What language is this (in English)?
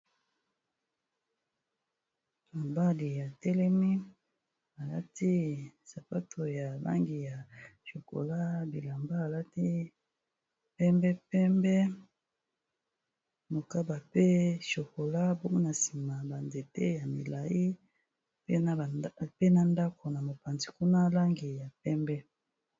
Lingala